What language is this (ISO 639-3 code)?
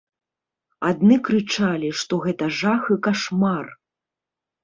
bel